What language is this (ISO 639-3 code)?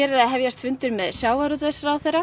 isl